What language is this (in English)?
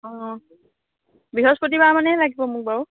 Assamese